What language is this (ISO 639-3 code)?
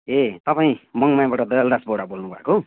nep